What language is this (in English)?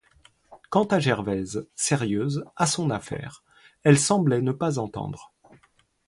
French